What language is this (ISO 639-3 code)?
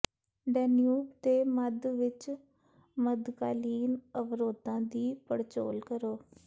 pan